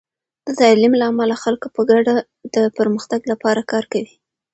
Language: Pashto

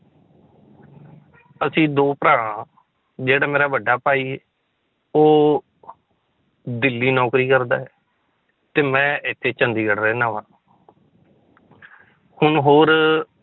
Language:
Punjabi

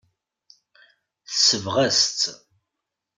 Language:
Kabyle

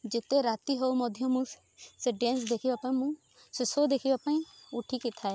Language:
Odia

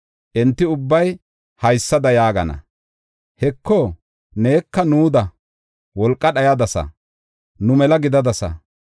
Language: Gofa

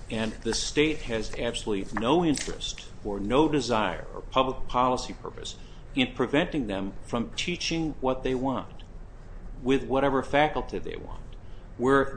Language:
English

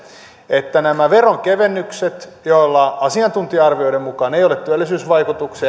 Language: Finnish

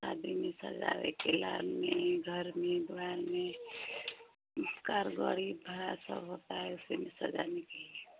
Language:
Hindi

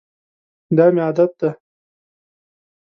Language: Pashto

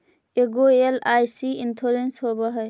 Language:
Magahi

